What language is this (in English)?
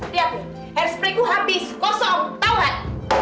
Indonesian